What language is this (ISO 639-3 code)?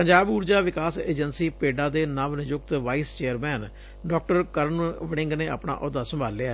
pan